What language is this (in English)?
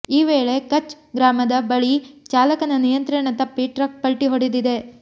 Kannada